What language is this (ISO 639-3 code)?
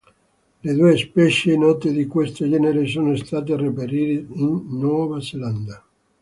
ita